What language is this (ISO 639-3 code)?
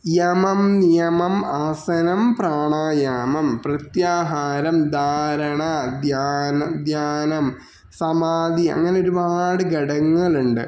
mal